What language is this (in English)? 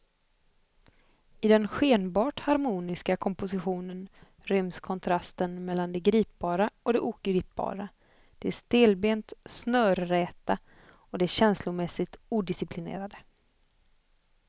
Swedish